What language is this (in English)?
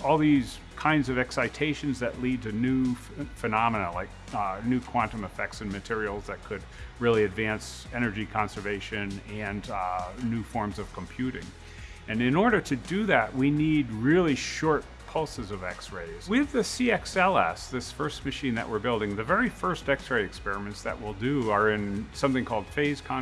English